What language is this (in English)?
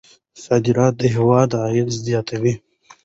Pashto